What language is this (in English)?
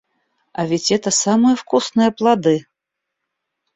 Russian